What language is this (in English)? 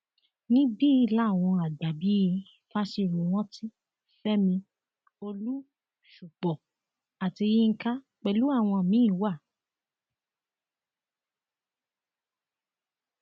Yoruba